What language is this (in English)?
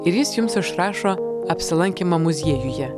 Lithuanian